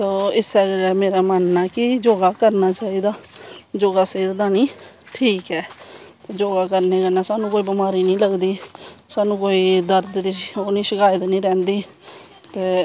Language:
Dogri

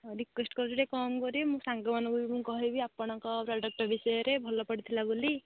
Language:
Odia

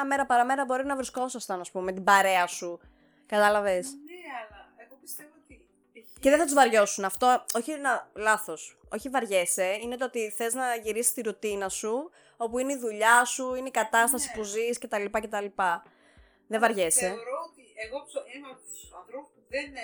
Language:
Greek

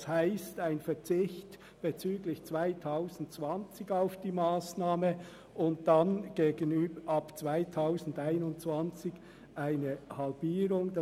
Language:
Swiss German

